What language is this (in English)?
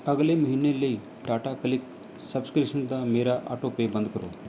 Punjabi